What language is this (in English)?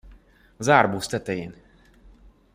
Hungarian